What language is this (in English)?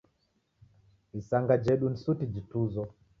Taita